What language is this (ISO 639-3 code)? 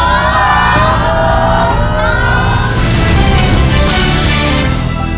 tha